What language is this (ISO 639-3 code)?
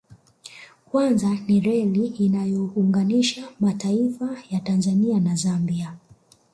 swa